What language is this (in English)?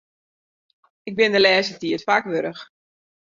Western Frisian